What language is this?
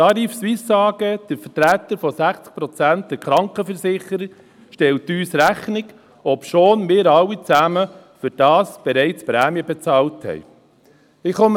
Swiss German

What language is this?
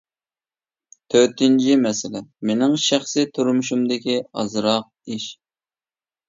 Uyghur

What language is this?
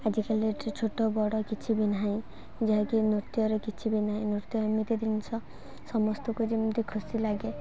Odia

